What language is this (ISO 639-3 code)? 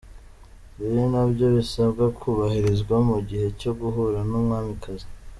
kin